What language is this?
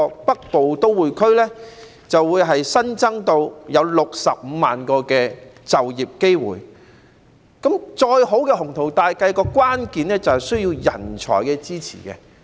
Cantonese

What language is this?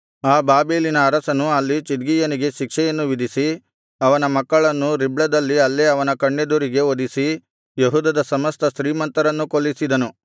Kannada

